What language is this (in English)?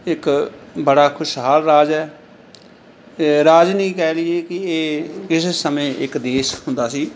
Punjabi